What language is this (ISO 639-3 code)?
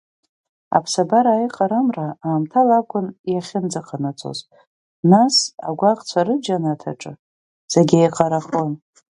abk